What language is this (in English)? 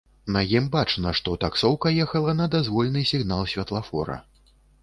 Belarusian